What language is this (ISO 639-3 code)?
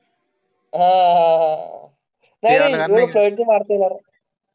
mar